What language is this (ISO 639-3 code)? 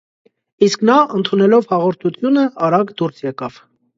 hye